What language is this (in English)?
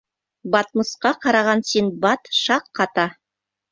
Bashkir